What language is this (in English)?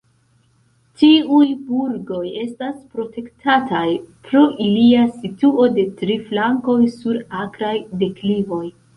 Esperanto